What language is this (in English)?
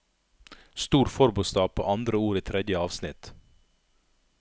Norwegian